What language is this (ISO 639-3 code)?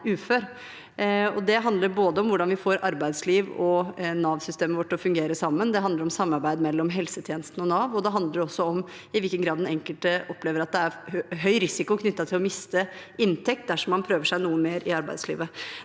nor